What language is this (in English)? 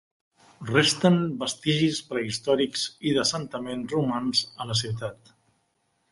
Catalan